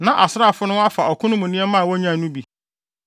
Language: Akan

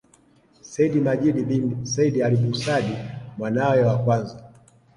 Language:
Swahili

